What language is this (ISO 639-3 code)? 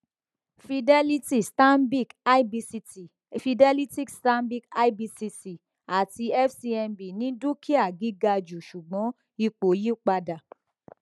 yor